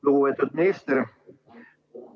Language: Estonian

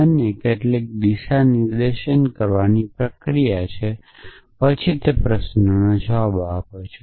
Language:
Gujarati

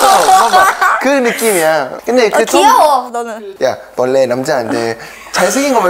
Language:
Korean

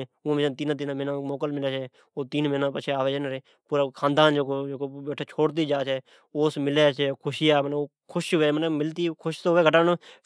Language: Od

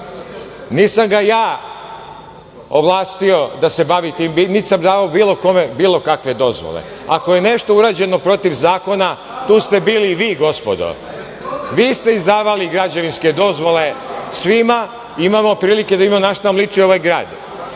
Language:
Serbian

